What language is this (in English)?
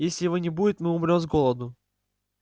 Russian